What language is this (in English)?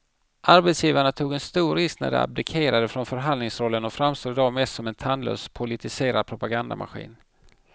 Swedish